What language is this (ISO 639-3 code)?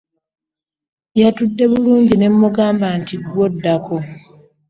lug